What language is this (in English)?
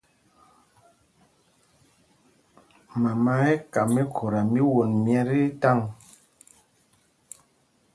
Mpumpong